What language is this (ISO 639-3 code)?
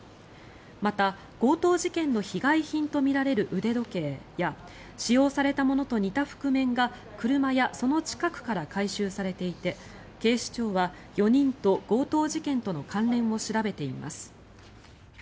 jpn